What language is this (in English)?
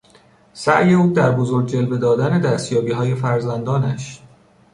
Persian